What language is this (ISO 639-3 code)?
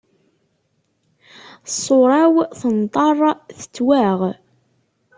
kab